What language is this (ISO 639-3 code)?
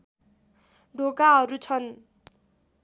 nep